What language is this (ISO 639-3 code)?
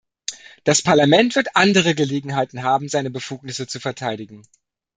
deu